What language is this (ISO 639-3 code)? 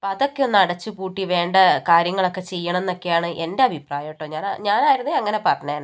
mal